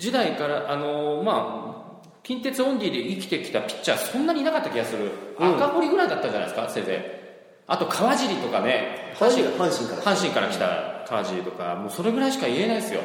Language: Japanese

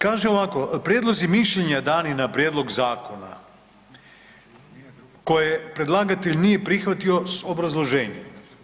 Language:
Croatian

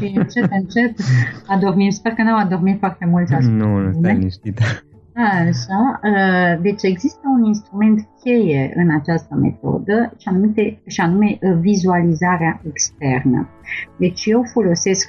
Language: Romanian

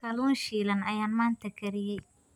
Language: Somali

